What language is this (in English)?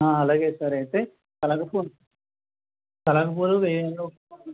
Telugu